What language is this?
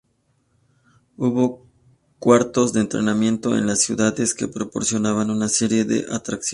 Spanish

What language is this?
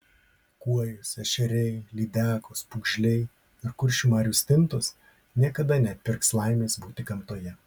Lithuanian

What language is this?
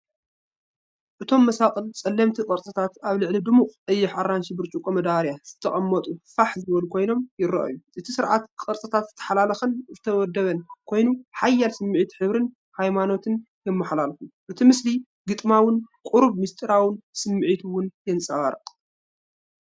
Tigrinya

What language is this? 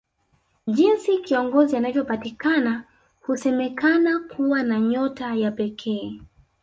Swahili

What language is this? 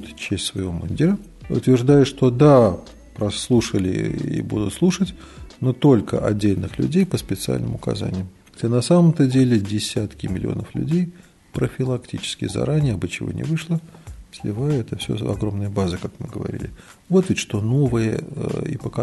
Russian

